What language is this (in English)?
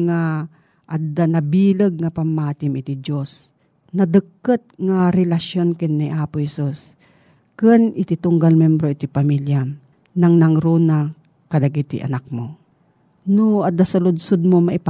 Filipino